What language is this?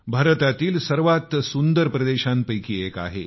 Marathi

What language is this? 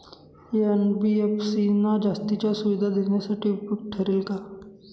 Marathi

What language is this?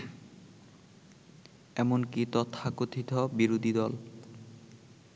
Bangla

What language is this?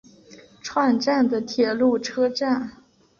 Chinese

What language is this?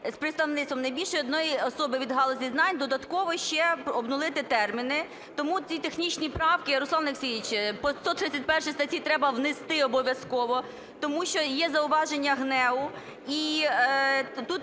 Ukrainian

